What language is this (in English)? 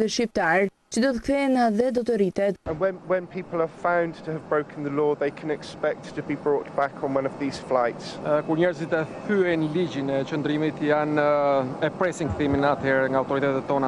Romanian